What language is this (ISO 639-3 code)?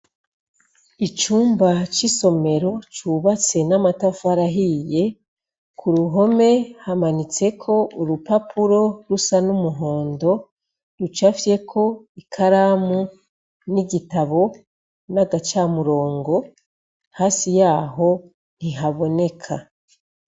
run